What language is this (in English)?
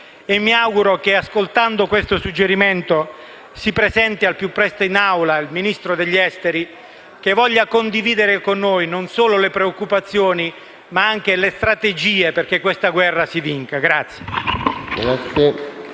Italian